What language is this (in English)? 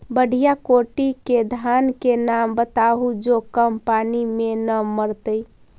Magahi